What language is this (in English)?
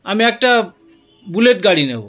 Bangla